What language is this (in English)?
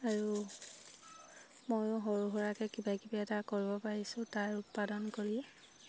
Assamese